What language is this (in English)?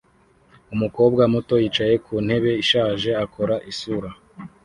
Kinyarwanda